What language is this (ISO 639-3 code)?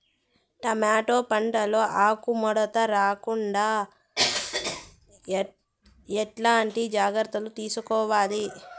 tel